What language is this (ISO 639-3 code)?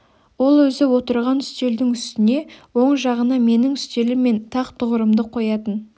kaz